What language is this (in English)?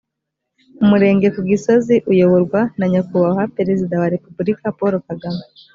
Kinyarwanda